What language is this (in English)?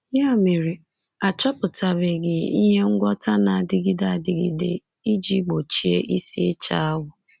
Igbo